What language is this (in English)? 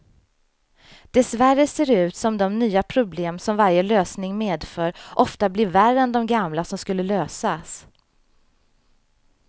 Swedish